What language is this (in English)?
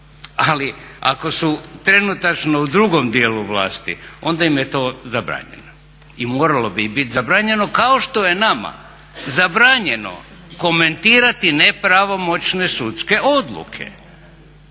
Croatian